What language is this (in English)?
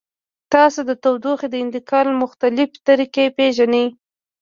Pashto